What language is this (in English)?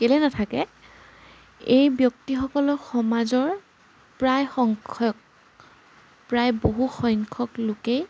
Assamese